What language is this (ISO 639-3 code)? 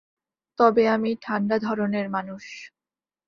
ben